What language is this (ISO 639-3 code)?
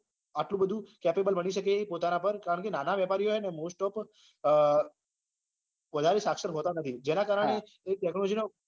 guj